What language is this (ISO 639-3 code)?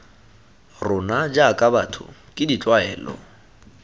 tsn